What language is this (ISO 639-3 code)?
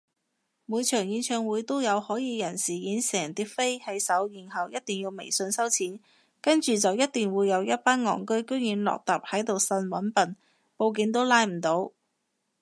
yue